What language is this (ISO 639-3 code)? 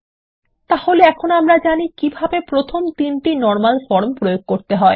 ben